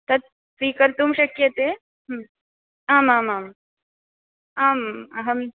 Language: Sanskrit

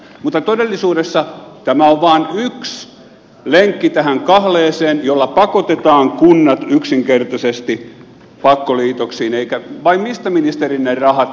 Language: Finnish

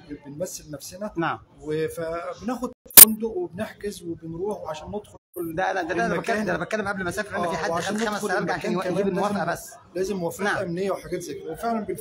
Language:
Arabic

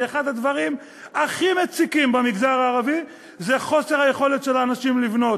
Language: Hebrew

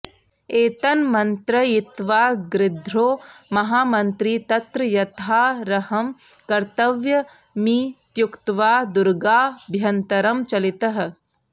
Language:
Sanskrit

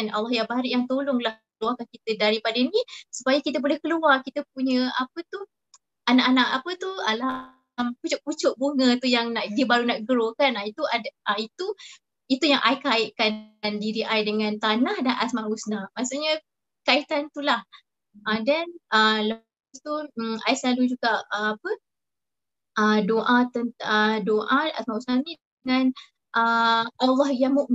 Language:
Malay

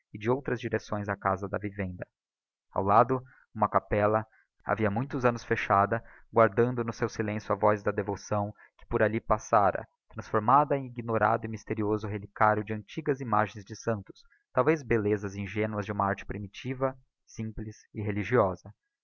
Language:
Portuguese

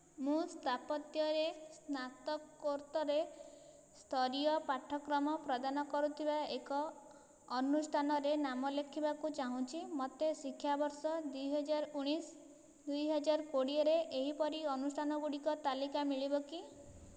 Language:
Odia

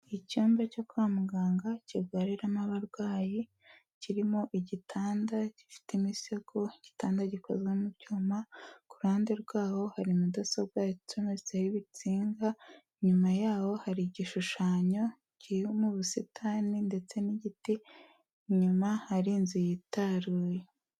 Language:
Kinyarwanda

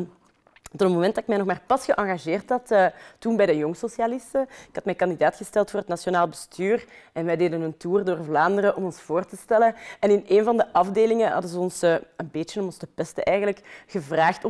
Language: Dutch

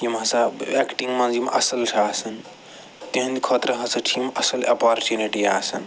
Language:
Kashmiri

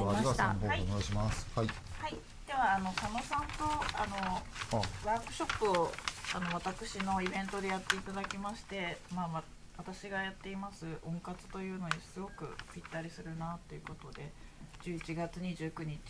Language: Japanese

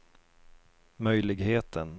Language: Swedish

